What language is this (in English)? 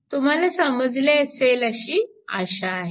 Marathi